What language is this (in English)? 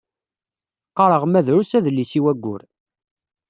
Kabyle